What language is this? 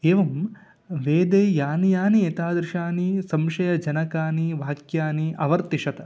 Sanskrit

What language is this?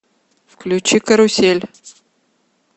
Russian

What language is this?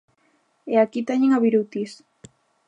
Galician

